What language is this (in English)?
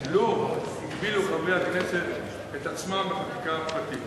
Hebrew